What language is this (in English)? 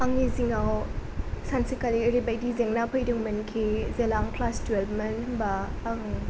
Bodo